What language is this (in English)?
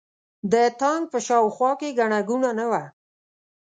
Pashto